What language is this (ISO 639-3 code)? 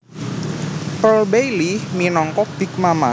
jav